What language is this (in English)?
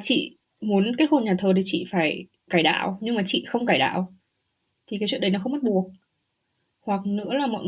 Vietnamese